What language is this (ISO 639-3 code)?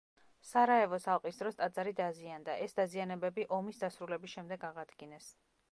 kat